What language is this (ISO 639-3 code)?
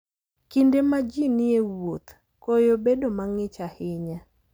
luo